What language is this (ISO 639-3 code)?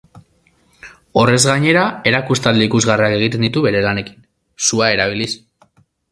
eus